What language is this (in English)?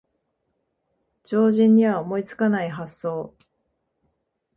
Japanese